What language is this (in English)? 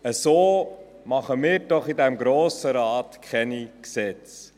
Swiss German